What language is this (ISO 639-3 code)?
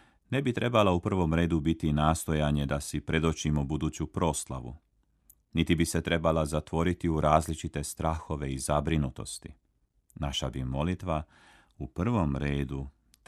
hrv